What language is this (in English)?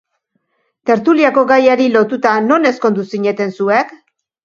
Basque